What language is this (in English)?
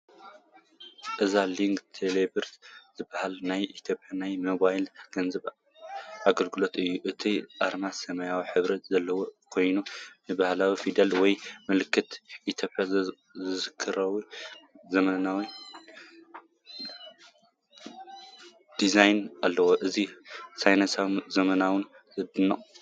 Tigrinya